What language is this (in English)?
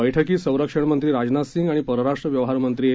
Marathi